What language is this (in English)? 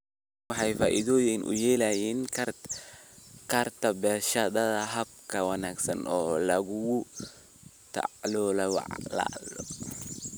Somali